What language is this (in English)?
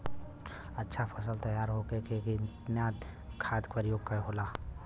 Bhojpuri